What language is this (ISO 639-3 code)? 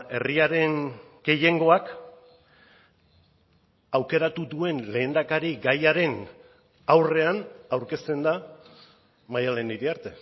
eus